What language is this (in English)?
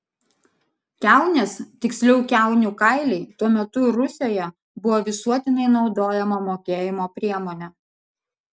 Lithuanian